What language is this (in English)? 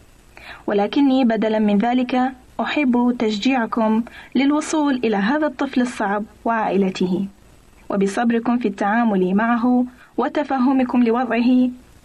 Arabic